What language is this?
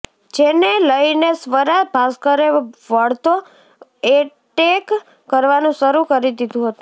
Gujarati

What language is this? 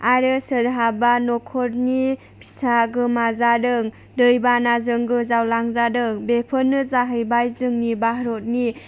Bodo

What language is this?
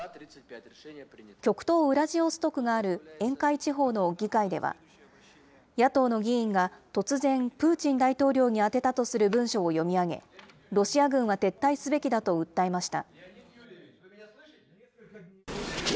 Japanese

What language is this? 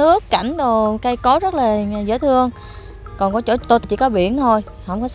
Vietnamese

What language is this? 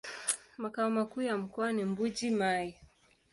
Swahili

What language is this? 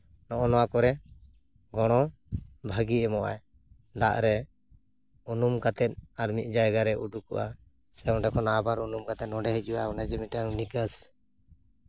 Santali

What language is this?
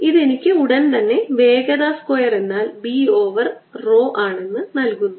Malayalam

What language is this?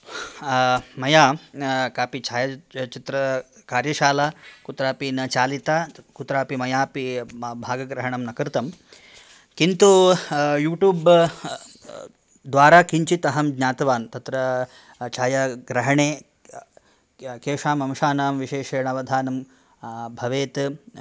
Sanskrit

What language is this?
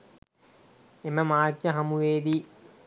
Sinhala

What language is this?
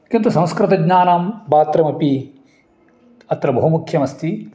Sanskrit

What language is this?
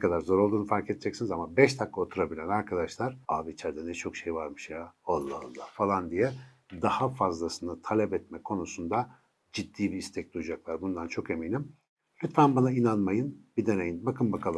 Turkish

